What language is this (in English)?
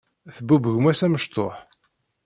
Kabyle